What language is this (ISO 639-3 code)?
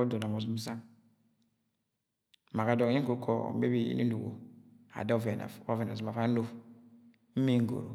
yay